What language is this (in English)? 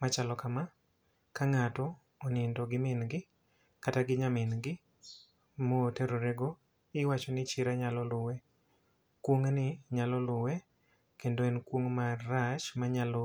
Luo (Kenya and Tanzania)